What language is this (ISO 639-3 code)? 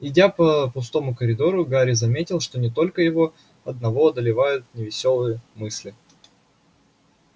rus